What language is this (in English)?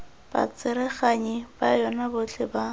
Tswana